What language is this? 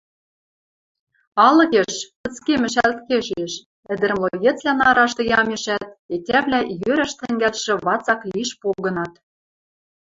Western Mari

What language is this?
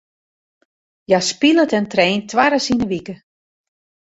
Western Frisian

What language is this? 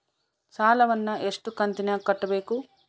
Kannada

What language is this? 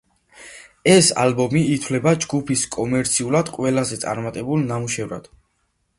Georgian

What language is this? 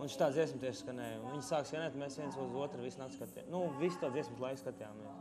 Latvian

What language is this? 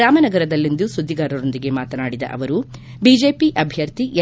Kannada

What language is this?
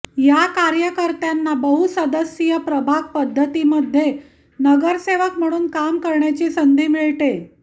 Marathi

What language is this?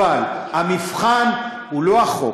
Hebrew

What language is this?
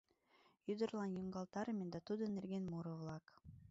Mari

